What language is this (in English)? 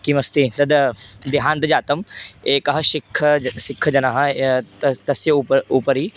Sanskrit